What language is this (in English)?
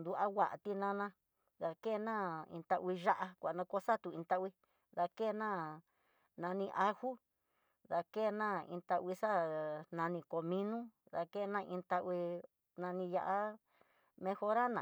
Tidaá Mixtec